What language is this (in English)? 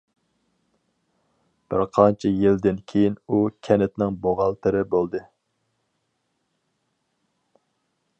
Uyghur